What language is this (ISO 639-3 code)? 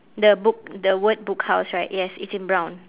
eng